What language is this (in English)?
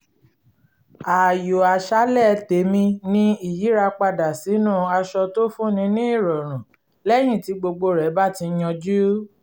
Yoruba